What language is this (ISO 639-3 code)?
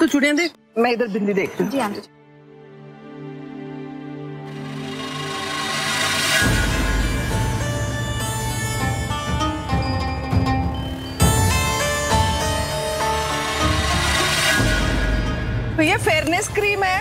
hin